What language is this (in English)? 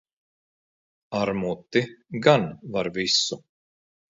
Latvian